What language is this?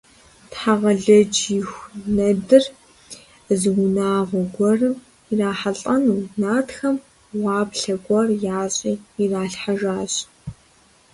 Kabardian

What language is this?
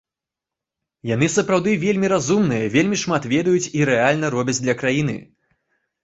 Belarusian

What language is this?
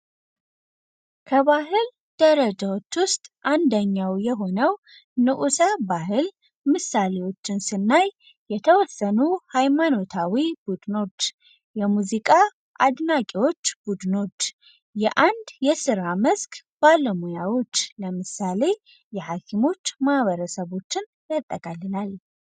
Amharic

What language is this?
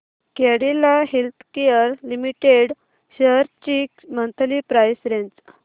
Marathi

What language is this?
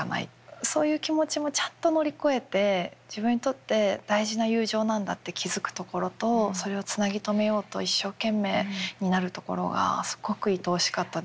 Japanese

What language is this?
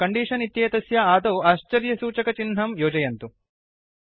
Sanskrit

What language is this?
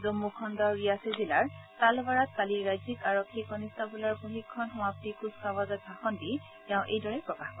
Assamese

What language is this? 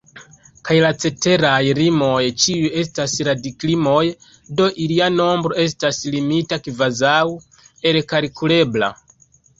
Esperanto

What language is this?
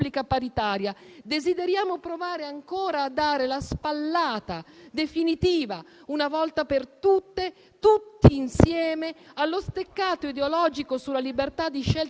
Italian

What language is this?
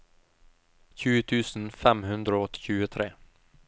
Norwegian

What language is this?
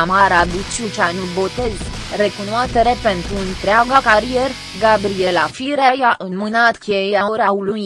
Romanian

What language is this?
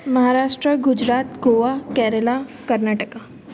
Sindhi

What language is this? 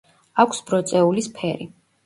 Georgian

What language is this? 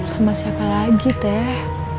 Indonesian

